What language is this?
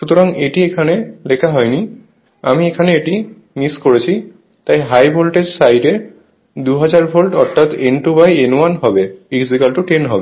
Bangla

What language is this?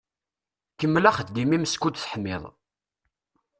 Kabyle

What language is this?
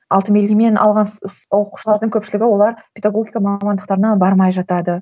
Kazakh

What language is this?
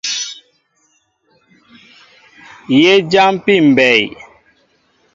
Mbo (Cameroon)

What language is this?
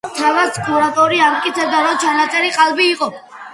Georgian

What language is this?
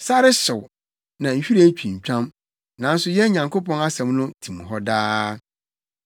Akan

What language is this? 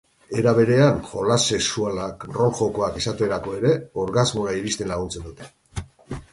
Basque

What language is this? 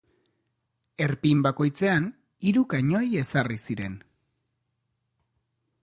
Basque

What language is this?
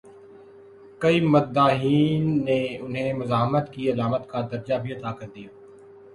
Urdu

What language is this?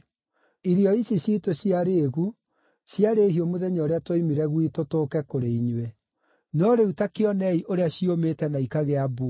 Kikuyu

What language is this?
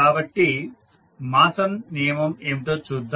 Telugu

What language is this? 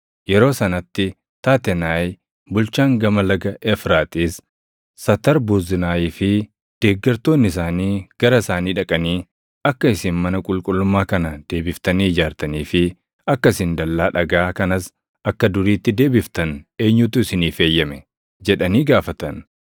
Oromo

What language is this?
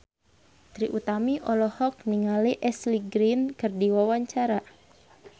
Sundanese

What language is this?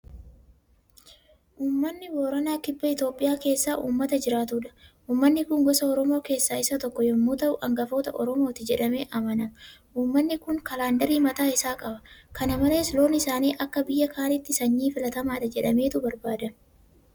Oromo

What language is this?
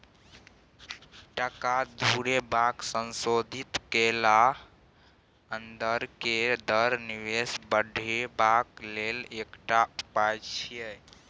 Maithili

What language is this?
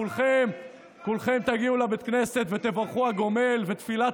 Hebrew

